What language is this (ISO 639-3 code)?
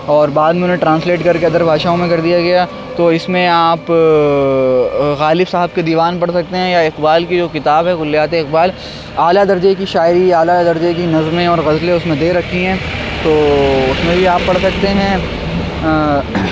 urd